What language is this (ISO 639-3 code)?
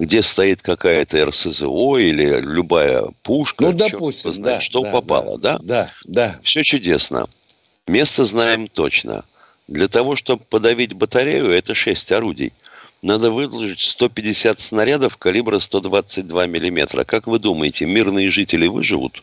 rus